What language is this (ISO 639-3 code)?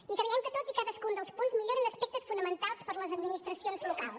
cat